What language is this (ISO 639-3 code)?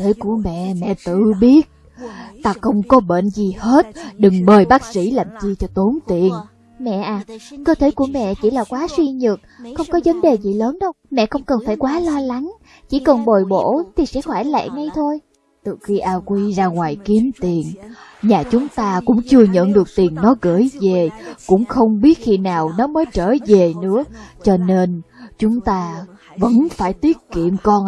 vie